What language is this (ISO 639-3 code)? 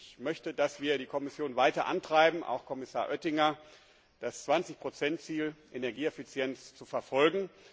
deu